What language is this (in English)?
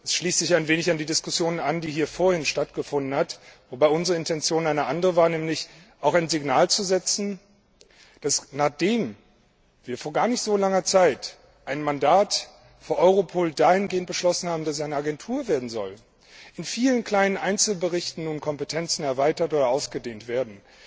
German